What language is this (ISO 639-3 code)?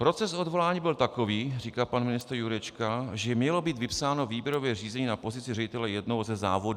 ces